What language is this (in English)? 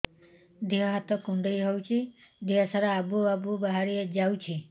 Odia